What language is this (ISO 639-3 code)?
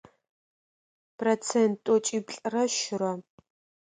ady